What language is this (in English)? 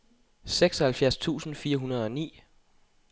Danish